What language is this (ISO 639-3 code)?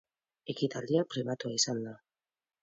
eus